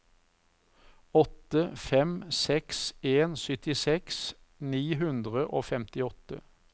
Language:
Norwegian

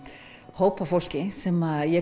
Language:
Icelandic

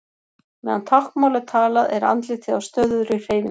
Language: Icelandic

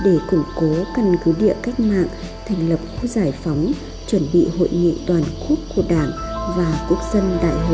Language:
Vietnamese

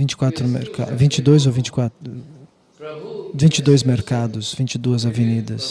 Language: Portuguese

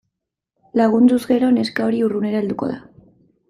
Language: Basque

